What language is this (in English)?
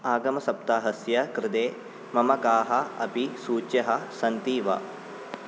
Sanskrit